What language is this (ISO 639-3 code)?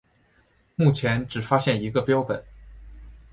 zho